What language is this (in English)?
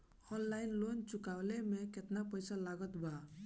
Bhojpuri